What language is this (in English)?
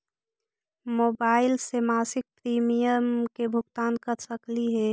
Magahi